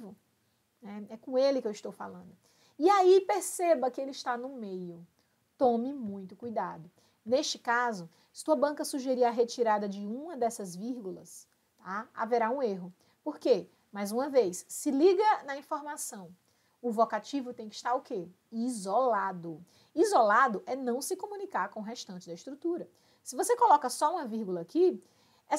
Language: Portuguese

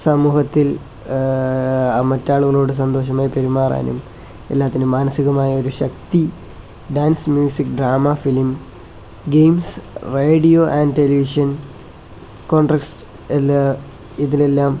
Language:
Malayalam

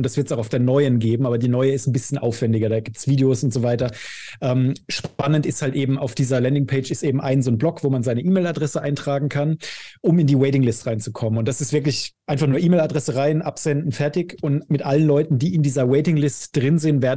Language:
German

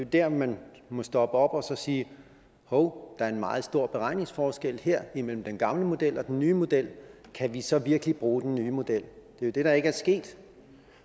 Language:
Danish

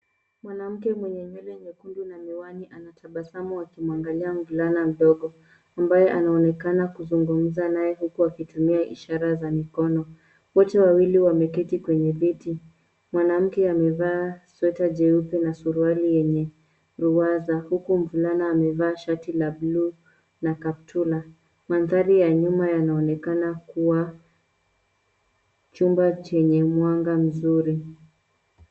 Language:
Swahili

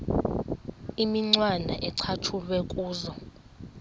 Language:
Xhosa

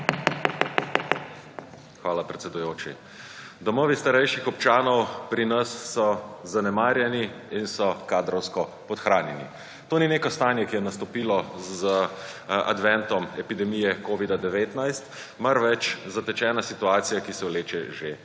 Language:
Slovenian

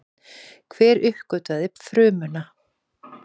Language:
Icelandic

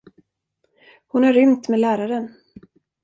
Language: Swedish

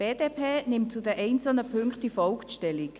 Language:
Swiss German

